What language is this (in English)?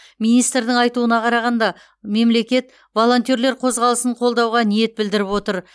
Kazakh